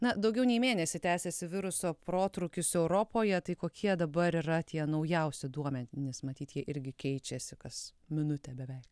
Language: Lithuanian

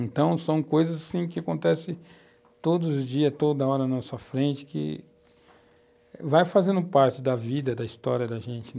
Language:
Portuguese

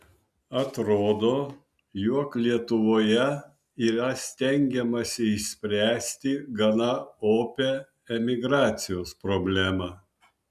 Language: Lithuanian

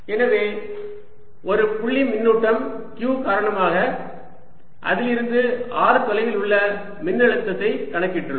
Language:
Tamil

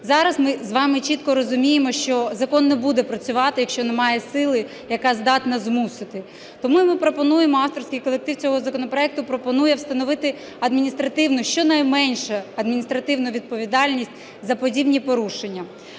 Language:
Ukrainian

